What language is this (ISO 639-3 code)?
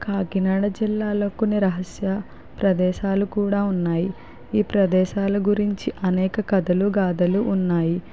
tel